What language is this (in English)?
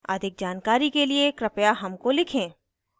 Hindi